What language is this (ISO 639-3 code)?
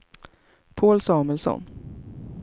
swe